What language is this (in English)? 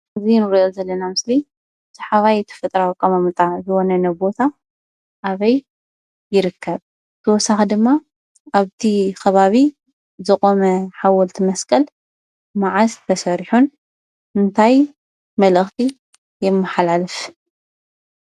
Tigrinya